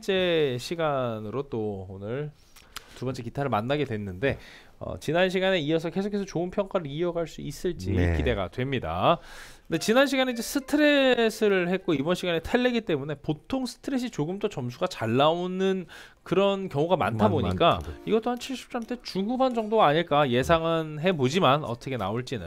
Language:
Korean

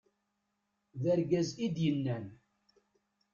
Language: Kabyle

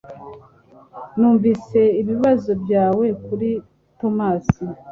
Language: Kinyarwanda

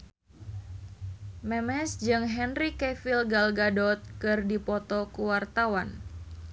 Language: Sundanese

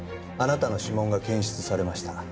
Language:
Japanese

